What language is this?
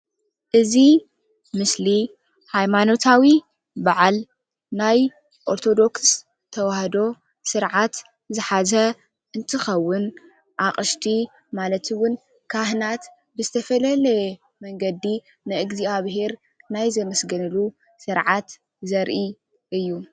Tigrinya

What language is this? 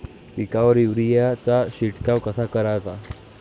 Marathi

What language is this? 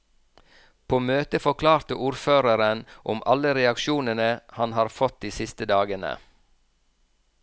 Norwegian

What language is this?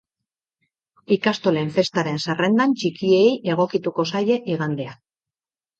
Basque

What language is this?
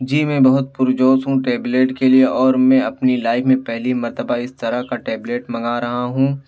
Urdu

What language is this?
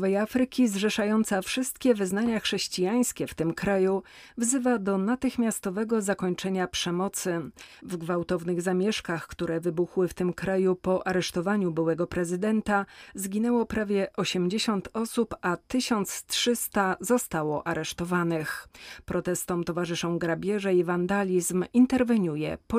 Polish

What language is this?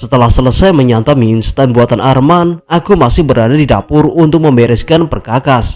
Indonesian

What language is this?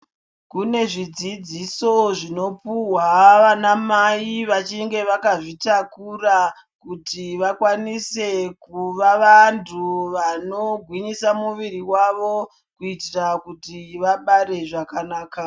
Ndau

